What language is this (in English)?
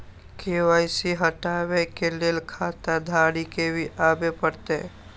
Maithili